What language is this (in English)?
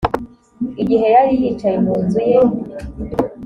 Kinyarwanda